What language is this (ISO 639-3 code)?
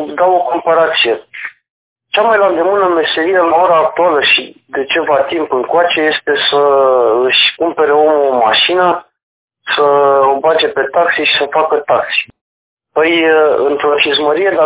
ron